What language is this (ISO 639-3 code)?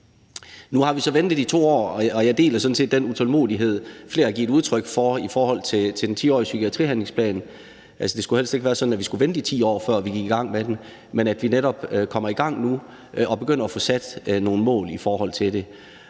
dan